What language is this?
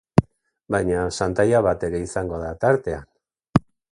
Basque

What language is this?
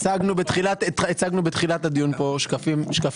Hebrew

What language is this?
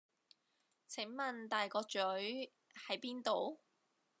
Cantonese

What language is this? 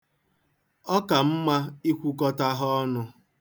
Igbo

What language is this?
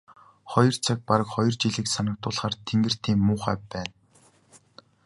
Mongolian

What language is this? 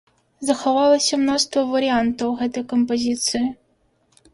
Belarusian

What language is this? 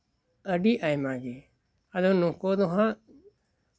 Santali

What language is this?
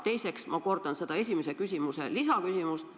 Estonian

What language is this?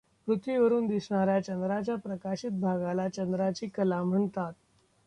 Marathi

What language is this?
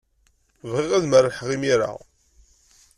Kabyle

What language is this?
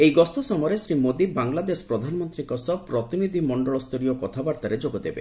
Odia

